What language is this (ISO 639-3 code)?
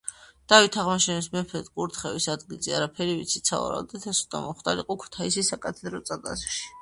kat